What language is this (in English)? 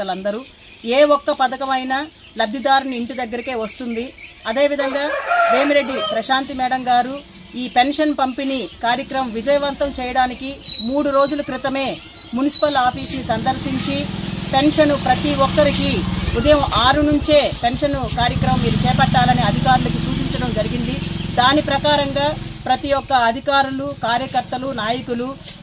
Telugu